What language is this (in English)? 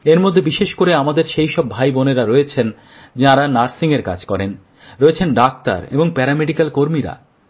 Bangla